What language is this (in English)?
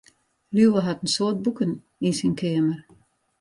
Western Frisian